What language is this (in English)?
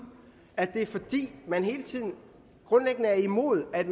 Danish